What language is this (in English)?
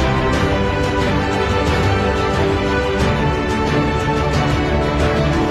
Thai